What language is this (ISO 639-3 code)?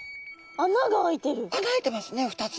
jpn